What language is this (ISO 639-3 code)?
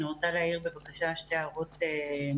heb